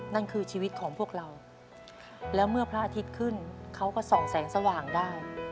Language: Thai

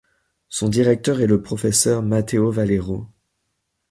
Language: French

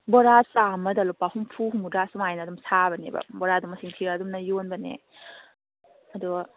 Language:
Manipuri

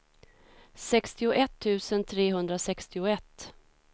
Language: Swedish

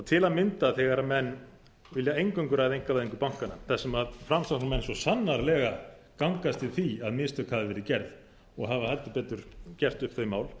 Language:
Icelandic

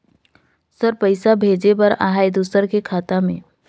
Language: Chhattisgarhi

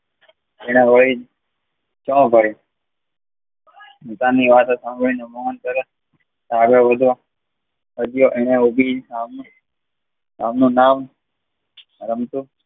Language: Gujarati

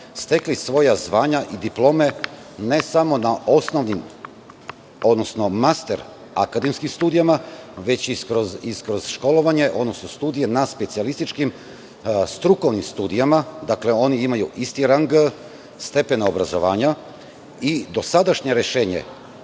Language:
Serbian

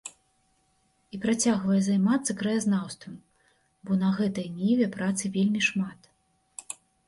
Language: Belarusian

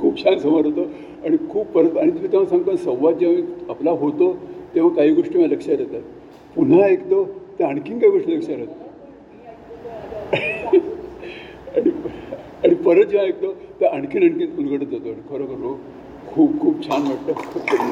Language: Marathi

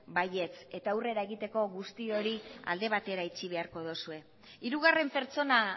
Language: Basque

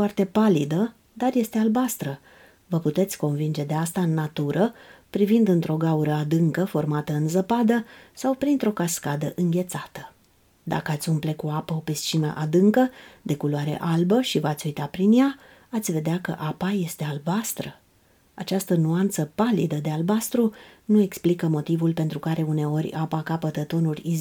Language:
Romanian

